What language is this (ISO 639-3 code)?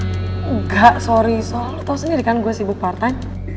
ind